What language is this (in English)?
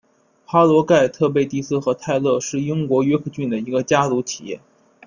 Chinese